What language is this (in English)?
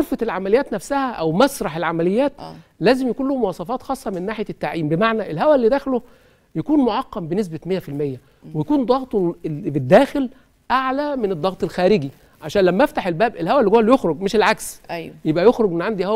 Arabic